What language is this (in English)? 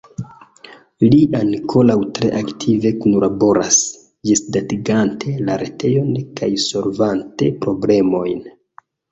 Esperanto